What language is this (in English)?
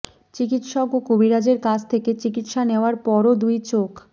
Bangla